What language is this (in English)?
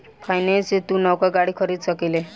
Bhojpuri